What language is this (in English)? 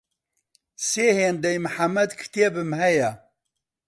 Central Kurdish